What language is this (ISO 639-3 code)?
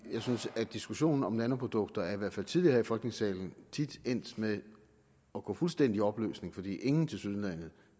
dan